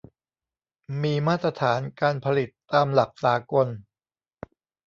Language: Thai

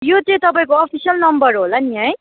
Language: Nepali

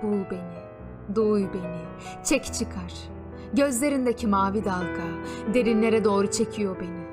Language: Turkish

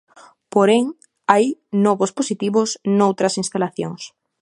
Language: Galician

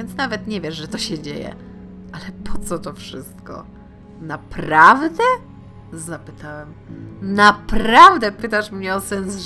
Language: Polish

